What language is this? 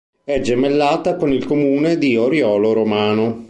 Italian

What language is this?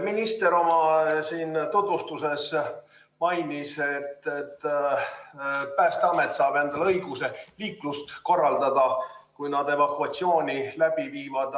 Estonian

